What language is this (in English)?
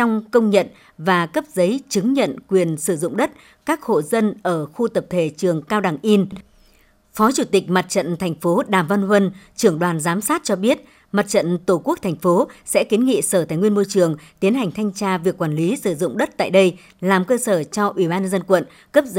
Vietnamese